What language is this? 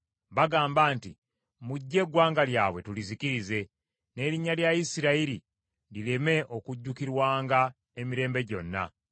Ganda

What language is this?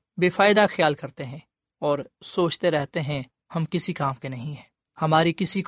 Urdu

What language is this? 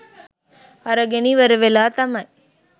Sinhala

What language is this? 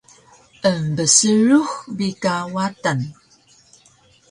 Taroko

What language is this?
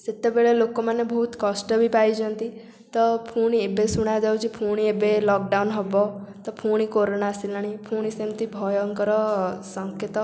Odia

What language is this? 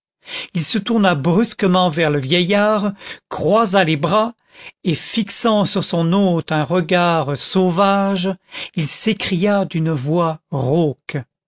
French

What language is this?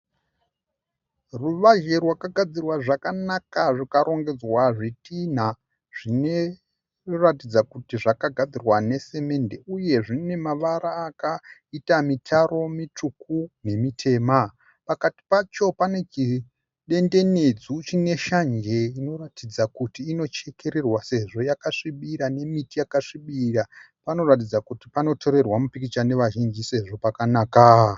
Shona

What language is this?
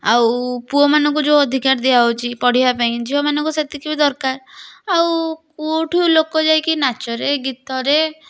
Odia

